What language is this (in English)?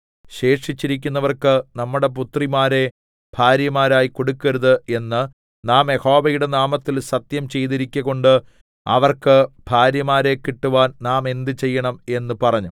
Malayalam